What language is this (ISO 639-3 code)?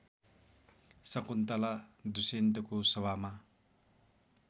nep